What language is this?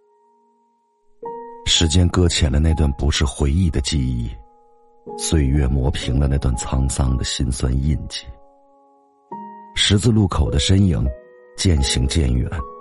Chinese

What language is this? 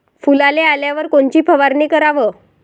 Marathi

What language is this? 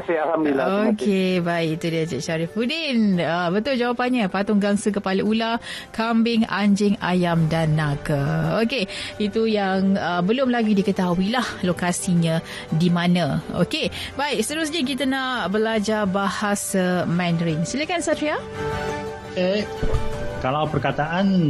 Malay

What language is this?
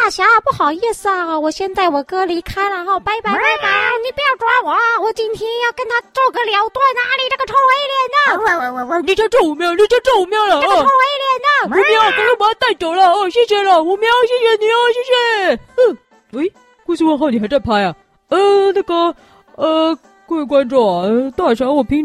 Chinese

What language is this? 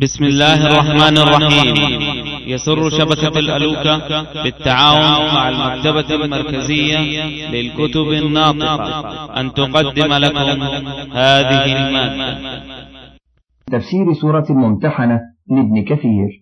Arabic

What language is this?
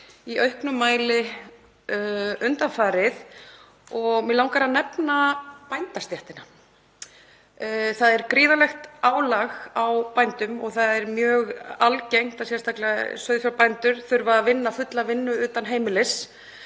Icelandic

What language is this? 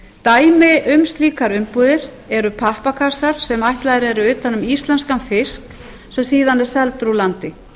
Icelandic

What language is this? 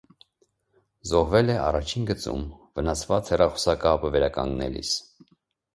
Armenian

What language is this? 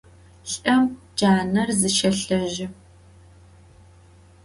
Adyghe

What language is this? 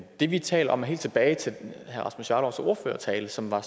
Danish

